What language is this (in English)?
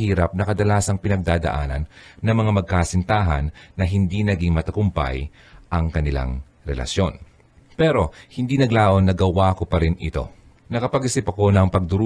Filipino